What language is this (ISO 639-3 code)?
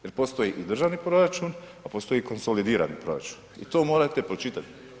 hrv